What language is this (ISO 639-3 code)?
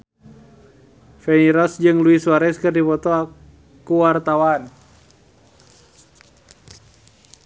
sun